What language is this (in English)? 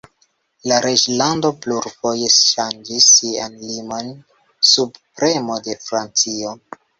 Esperanto